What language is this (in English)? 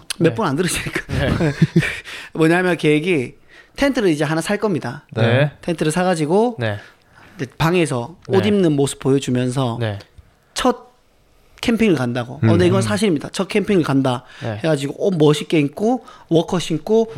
Korean